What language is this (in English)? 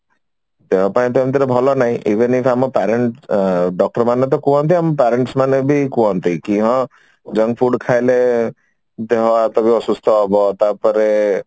Odia